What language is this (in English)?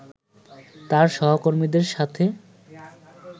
Bangla